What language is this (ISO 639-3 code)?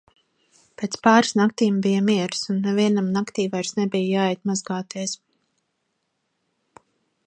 lav